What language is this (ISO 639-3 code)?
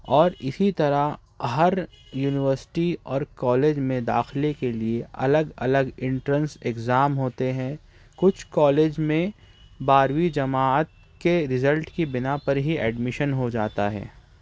urd